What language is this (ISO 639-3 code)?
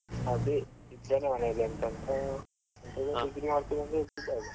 kan